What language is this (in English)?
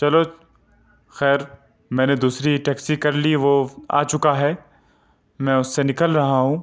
Urdu